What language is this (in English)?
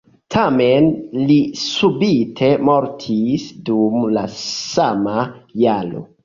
Esperanto